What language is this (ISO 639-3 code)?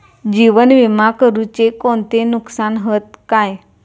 mar